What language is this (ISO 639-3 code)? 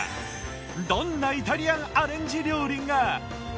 jpn